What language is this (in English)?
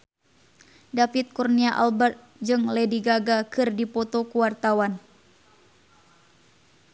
Sundanese